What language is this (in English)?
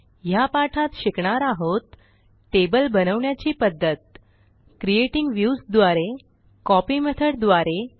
Marathi